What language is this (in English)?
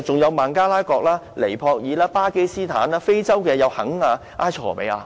Cantonese